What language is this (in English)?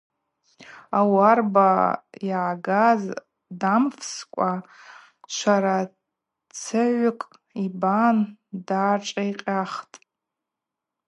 Abaza